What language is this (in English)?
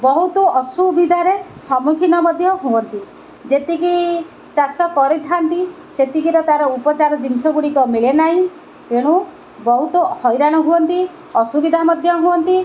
Odia